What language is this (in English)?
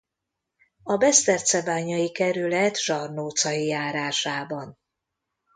Hungarian